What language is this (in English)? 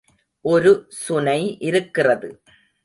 Tamil